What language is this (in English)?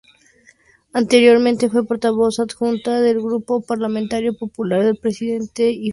Spanish